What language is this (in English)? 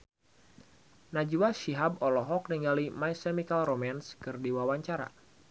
Sundanese